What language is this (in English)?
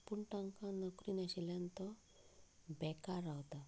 Konkani